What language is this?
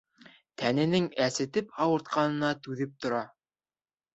Bashkir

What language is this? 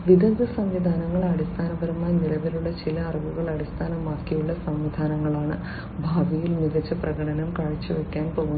Malayalam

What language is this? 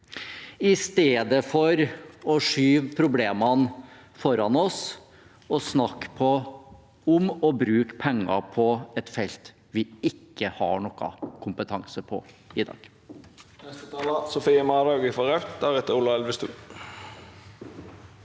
Norwegian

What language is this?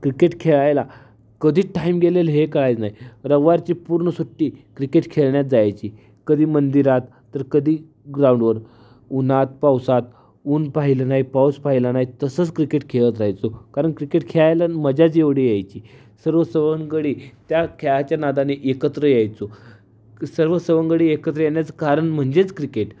Marathi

